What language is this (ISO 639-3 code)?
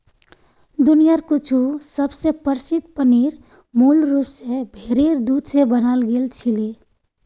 mag